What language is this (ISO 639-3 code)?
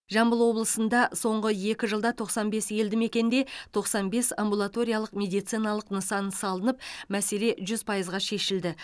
kaz